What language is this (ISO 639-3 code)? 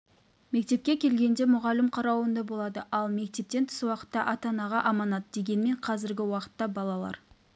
kaz